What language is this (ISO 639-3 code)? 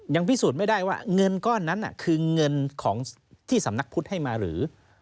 tha